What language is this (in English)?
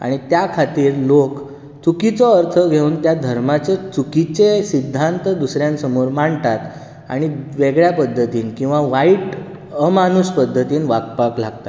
Konkani